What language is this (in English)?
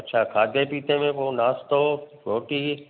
Sindhi